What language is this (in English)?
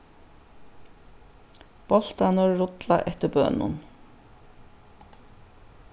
Faroese